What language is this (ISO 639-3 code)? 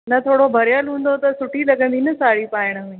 snd